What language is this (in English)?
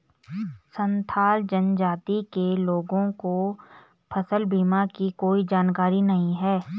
Hindi